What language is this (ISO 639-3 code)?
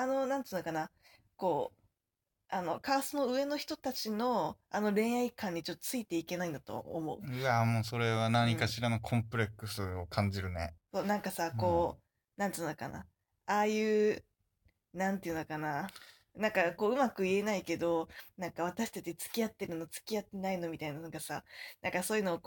jpn